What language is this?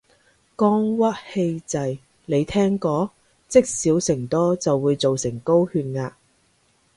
Cantonese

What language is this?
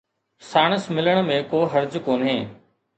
Sindhi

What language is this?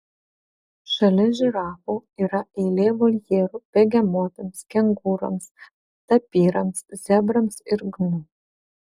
Lithuanian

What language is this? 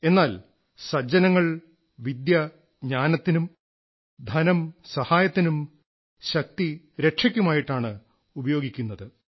Malayalam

